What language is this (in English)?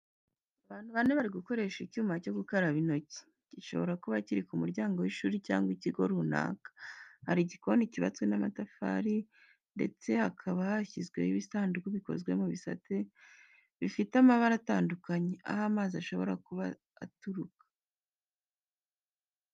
Kinyarwanda